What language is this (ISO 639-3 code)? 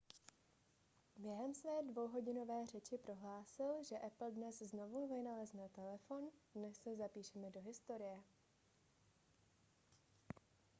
ces